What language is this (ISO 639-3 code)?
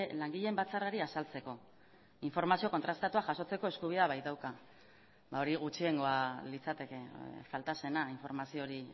eus